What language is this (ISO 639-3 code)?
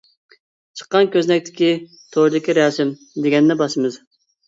uig